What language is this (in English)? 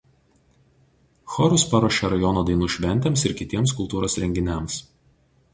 Lithuanian